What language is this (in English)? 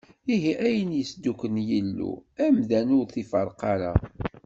Kabyle